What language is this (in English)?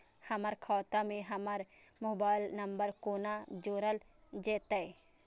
Maithili